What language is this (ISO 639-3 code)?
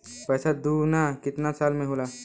bho